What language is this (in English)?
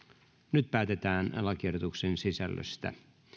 Finnish